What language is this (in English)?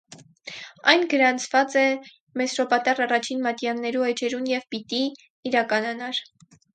Armenian